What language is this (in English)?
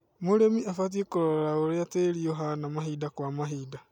Kikuyu